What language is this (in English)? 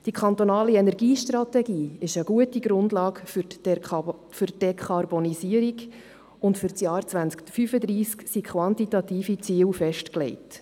Swiss German